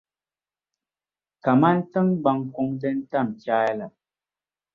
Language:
Dagbani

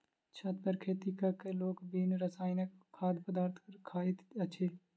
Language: Maithili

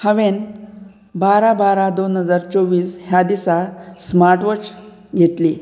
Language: Konkani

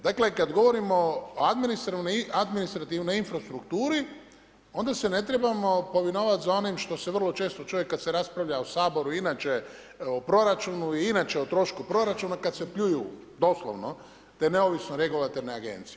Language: Croatian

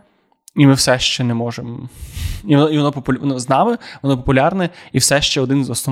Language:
Ukrainian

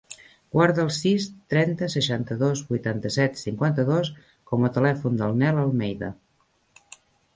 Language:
Catalan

